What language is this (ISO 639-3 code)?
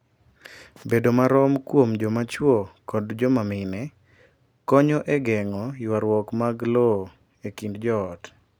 luo